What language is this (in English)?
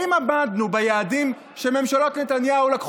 Hebrew